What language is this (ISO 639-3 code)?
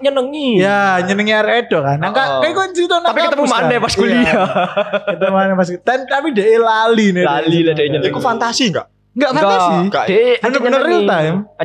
ind